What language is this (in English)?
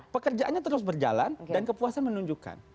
Indonesian